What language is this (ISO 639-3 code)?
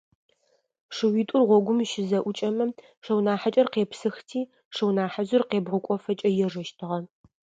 ady